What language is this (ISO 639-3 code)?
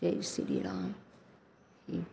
mai